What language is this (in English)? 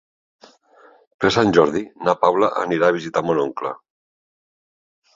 Catalan